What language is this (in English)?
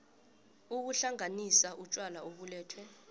South Ndebele